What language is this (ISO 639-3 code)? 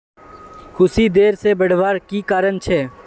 mag